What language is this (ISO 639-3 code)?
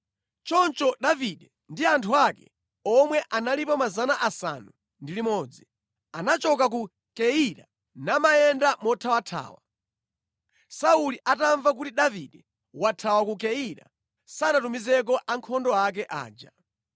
nya